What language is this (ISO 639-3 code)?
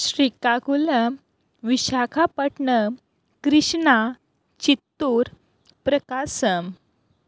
kok